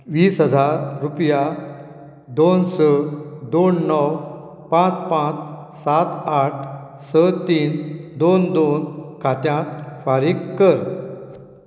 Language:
Konkani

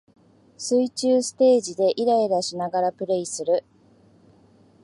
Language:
Japanese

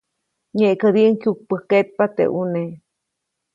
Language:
Copainalá Zoque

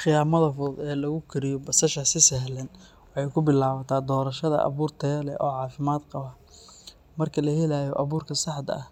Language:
Somali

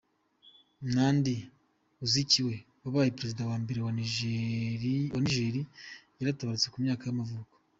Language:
Kinyarwanda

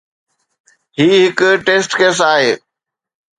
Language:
Sindhi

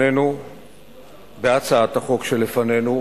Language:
Hebrew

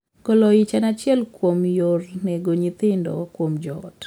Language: Luo (Kenya and Tanzania)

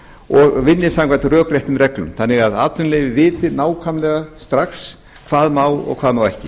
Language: Icelandic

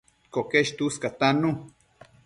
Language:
Matsés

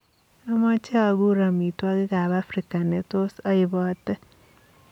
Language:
Kalenjin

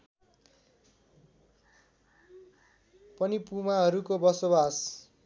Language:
Nepali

